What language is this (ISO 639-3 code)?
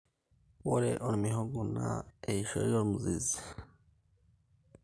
mas